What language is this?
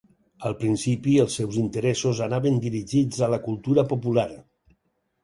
Catalan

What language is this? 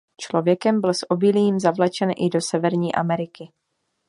Czech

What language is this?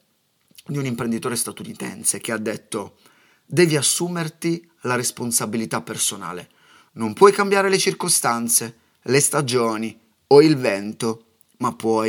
Italian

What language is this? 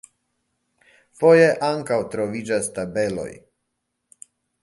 Esperanto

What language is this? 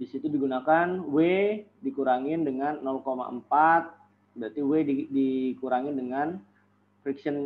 Indonesian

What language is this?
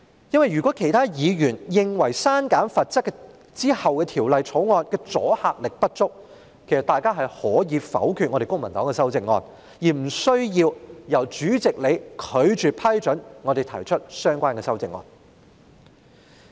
Cantonese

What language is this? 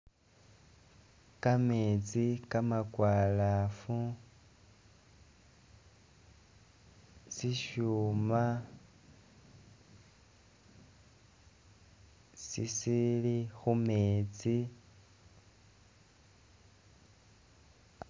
Masaaba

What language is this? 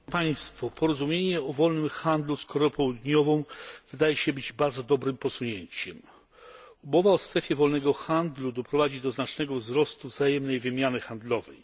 Polish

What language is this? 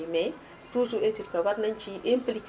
Wolof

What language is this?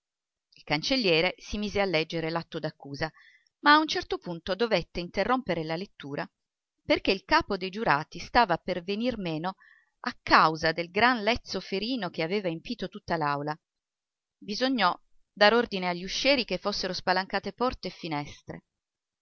Italian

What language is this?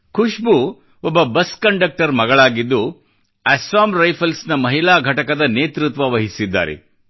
Kannada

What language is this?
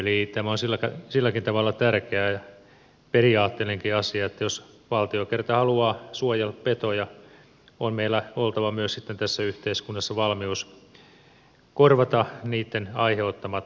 Finnish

